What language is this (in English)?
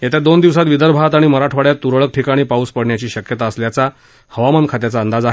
Marathi